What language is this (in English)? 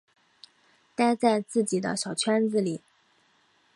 Chinese